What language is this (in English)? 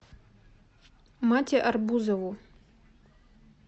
Russian